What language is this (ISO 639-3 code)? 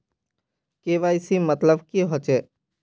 mag